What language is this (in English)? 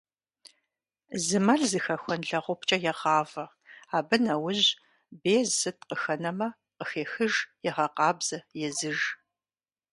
Kabardian